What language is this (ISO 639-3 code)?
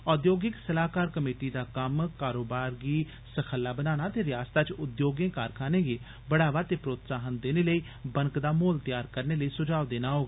doi